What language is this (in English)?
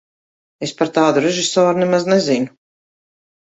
Latvian